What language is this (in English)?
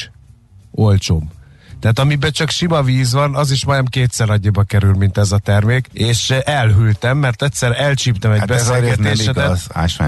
Hungarian